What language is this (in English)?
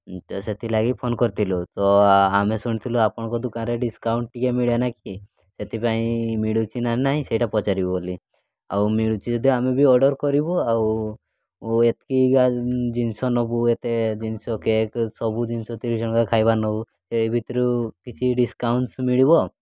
Odia